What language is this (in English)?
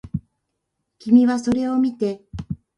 Japanese